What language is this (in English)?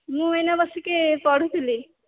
Odia